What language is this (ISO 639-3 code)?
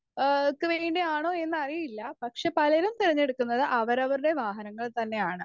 mal